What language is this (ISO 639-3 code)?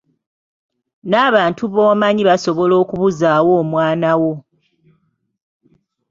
lug